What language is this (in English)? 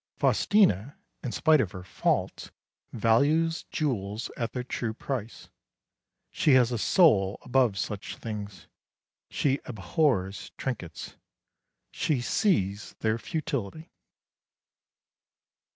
English